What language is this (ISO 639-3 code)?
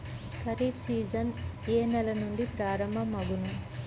tel